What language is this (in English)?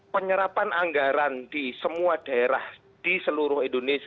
Indonesian